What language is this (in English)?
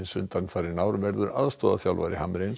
Icelandic